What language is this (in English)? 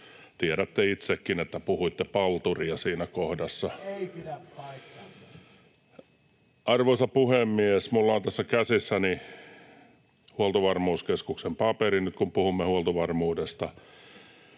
Finnish